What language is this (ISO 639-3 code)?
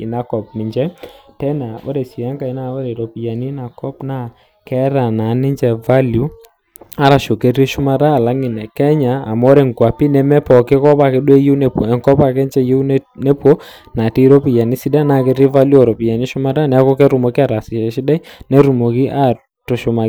mas